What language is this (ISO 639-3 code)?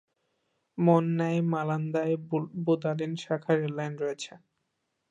ben